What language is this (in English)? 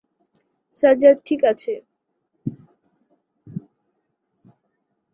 Bangla